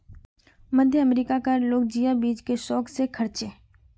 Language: Magahi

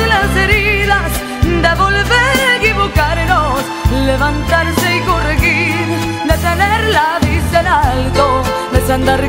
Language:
Romanian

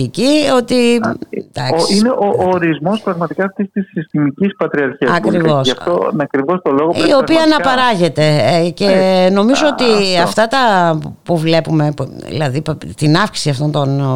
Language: Greek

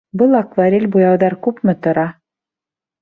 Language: Bashkir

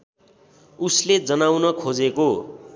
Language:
Nepali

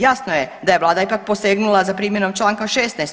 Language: Croatian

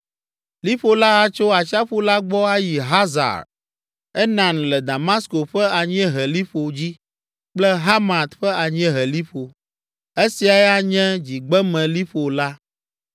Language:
Ewe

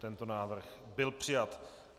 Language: Czech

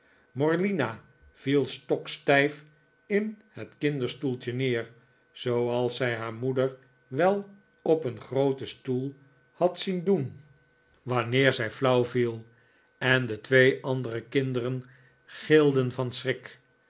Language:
Dutch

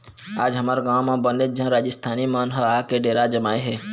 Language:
Chhattisgarhi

